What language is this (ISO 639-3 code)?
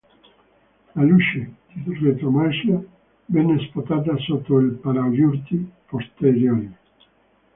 ita